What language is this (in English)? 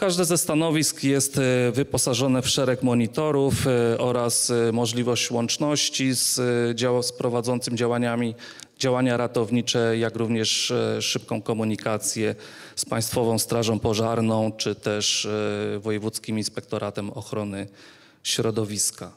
Polish